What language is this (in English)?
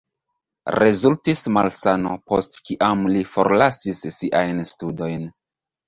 Esperanto